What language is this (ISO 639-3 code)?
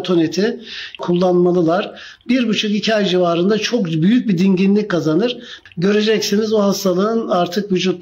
tur